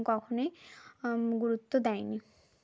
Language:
Bangla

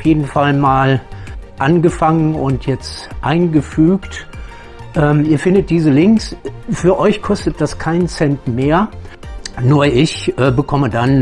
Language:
German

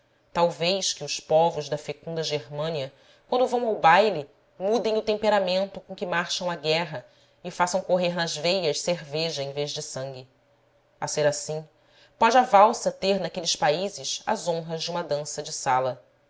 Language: Portuguese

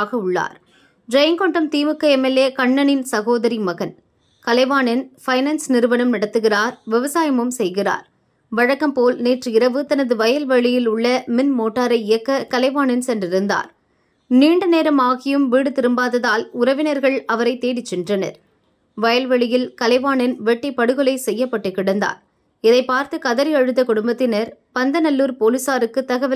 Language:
Tamil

